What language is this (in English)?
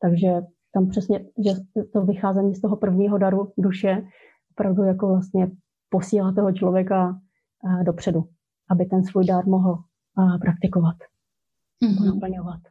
Czech